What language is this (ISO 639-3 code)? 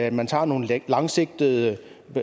dan